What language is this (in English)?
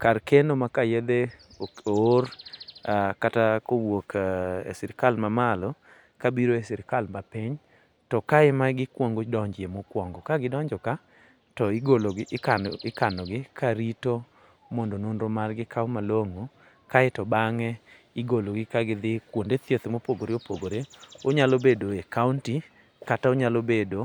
Luo (Kenya and Tanzania)